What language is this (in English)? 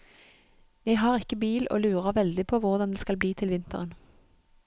Norwegian